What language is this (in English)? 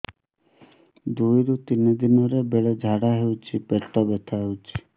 Odia